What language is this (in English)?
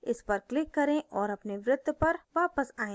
Hindi